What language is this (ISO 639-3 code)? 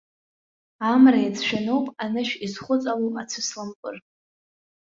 abk